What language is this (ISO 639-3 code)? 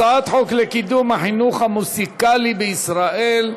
heb